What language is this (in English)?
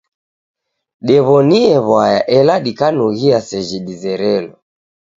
Taita